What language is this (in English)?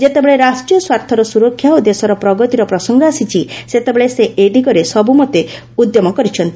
Odia